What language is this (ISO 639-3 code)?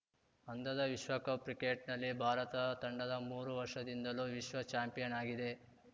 kan